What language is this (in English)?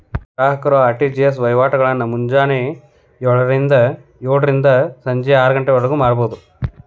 Kannada